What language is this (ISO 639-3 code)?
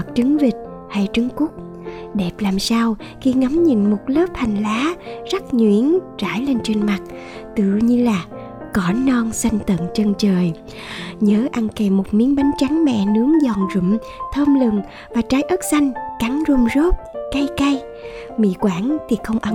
vie